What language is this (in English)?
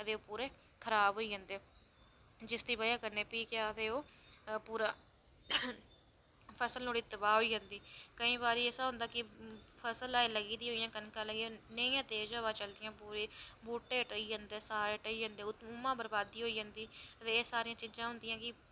Dogri